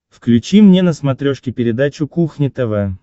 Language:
Russian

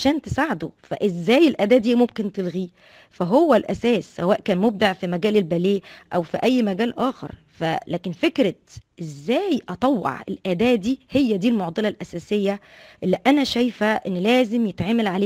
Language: Arabic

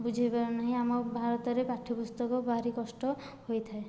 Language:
Odia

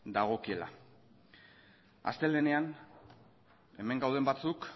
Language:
Basque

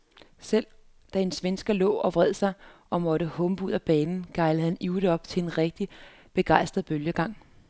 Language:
Danish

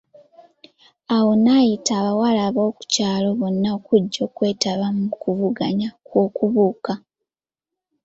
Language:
Ganda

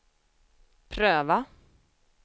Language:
Swedish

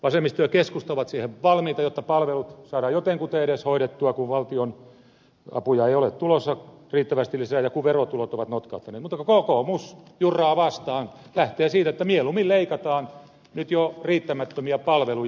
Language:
Finnish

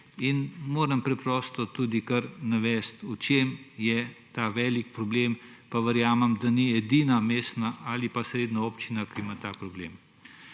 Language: Slovenian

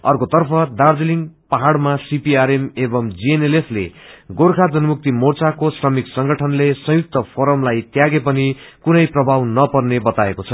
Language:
Nepali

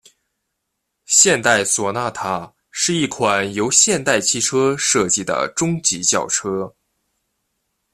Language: Chinese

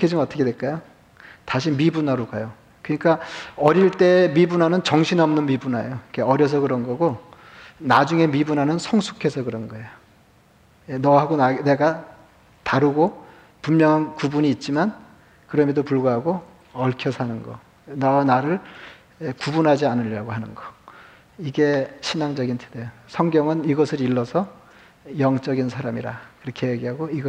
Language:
Korean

